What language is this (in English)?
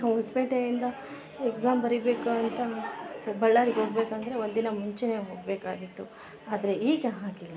Kannada